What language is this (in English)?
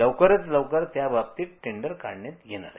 Marathi